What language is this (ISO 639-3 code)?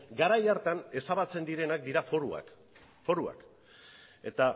eus